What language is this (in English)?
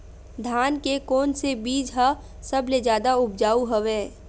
Chhattisgarhi